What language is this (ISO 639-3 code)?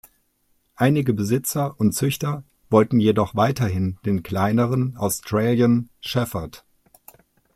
deu